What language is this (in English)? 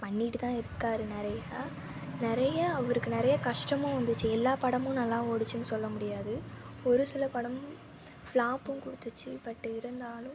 Tamil